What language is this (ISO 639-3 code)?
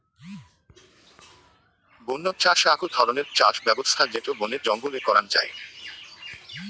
ben